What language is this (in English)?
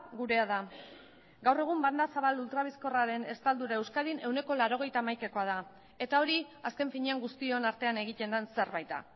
Basque